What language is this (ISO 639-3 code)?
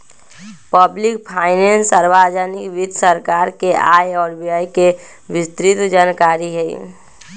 mag